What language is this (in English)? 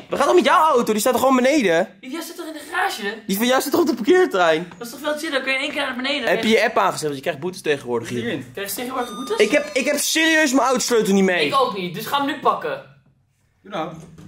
Dutch